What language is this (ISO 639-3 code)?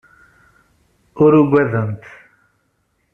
kab